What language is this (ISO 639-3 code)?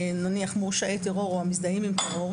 heb